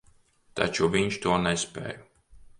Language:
Latvian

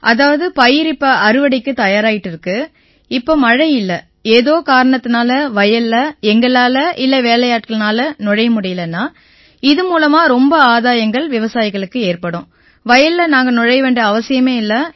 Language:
Tamil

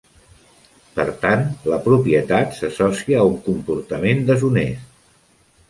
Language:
Catalan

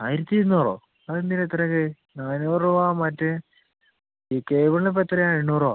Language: Malayalam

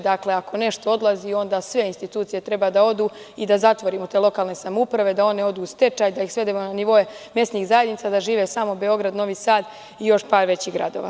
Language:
Serbian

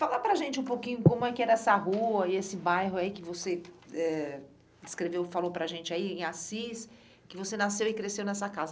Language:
Portuguese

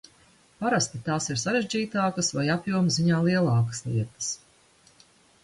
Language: Latvian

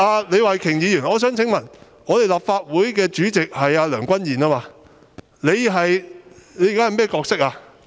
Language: Cantonese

